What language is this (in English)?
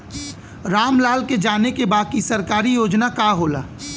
Bhojpuri